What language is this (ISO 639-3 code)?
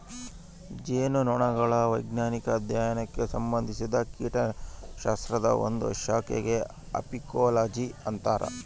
kan